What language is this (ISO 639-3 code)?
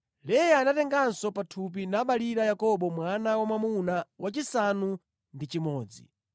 nya